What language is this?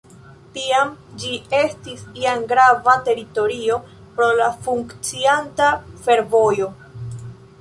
Esperanto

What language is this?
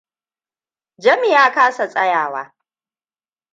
Hausa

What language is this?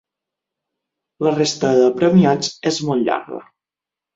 Catalan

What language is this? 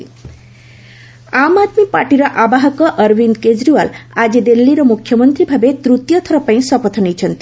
Odia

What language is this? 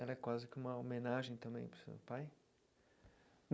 Portuguese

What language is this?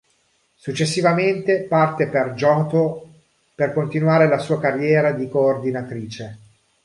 Italian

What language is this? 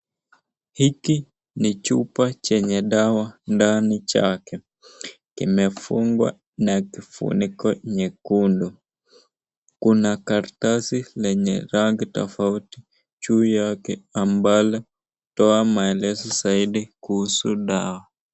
Swahili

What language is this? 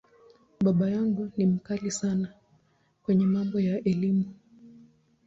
Swahili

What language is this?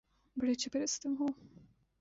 Urdu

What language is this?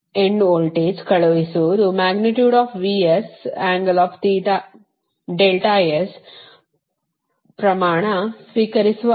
Kannada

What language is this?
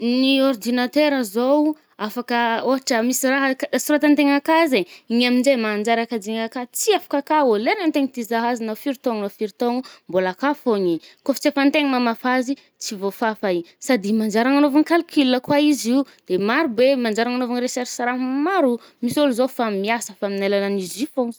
Northern Betsimisaraka Malagasy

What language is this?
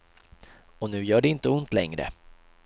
Swedish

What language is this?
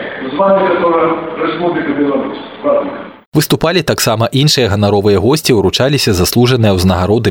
Russian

